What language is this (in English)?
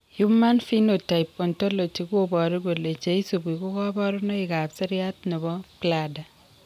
Kalenjin